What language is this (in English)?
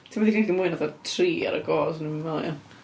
Welsh